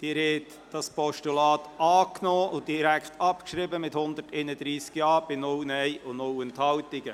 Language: Swiss German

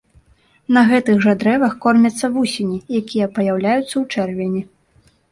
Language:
Belarusian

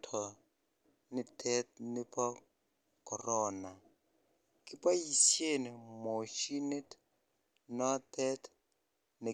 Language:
Kalenjin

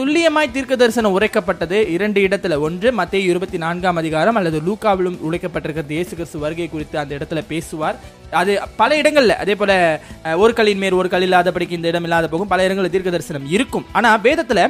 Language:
Tamil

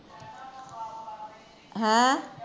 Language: Punjabi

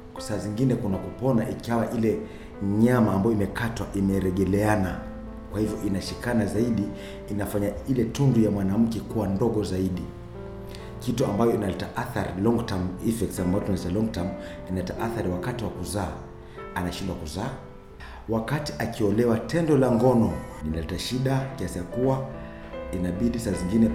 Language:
Swahili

